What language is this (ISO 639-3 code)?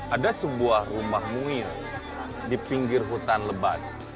ind